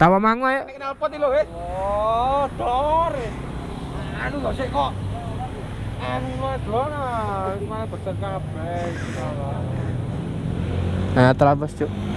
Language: Indonesian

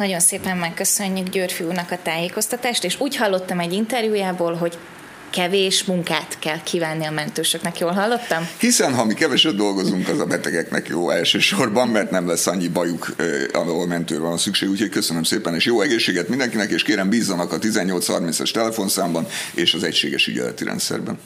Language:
Hungarian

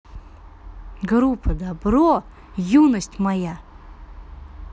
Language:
Russian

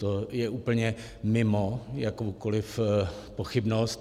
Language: Czech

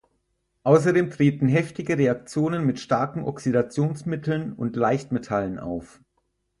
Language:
German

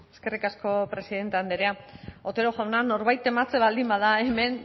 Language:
Basque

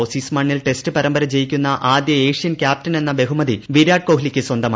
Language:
Malayalam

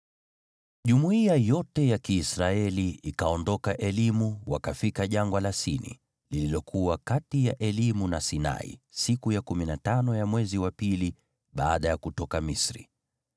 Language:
Swahili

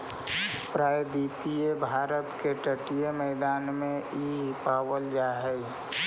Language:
Magahi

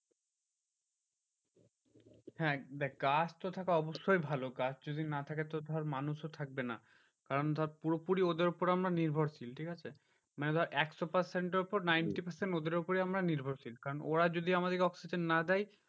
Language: Bangla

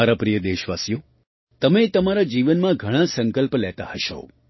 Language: Gujarati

